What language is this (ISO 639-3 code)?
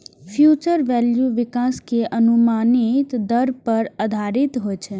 mai